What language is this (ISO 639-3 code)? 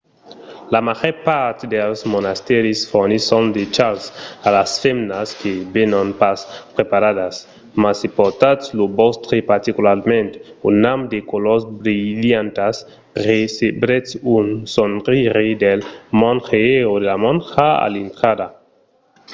oci